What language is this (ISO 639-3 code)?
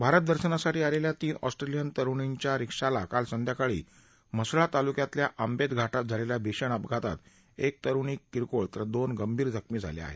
mar